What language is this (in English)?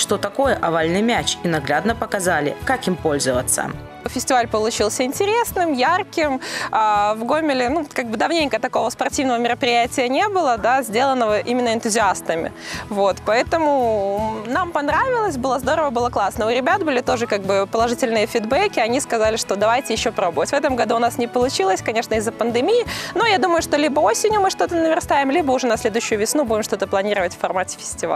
Russian